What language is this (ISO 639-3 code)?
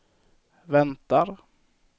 swe